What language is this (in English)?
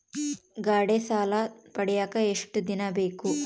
Kannada